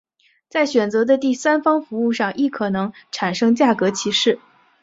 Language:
Chinese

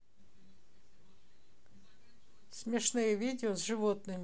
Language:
Russian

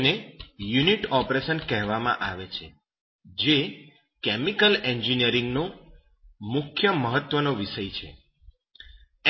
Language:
Gujarati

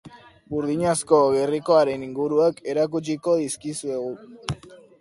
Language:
Basque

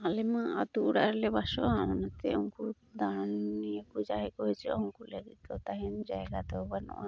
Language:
Santali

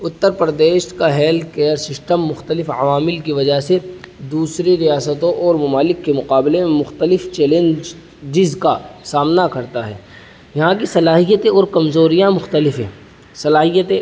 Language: Urdu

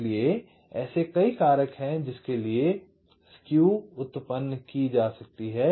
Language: Hindi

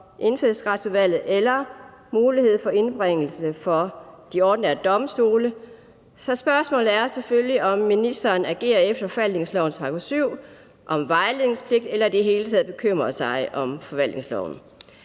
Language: Danish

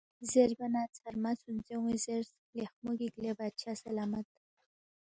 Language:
Balti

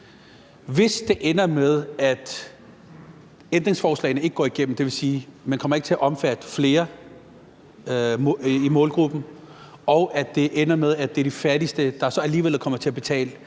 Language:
Danish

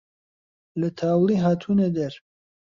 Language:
Central Kurdish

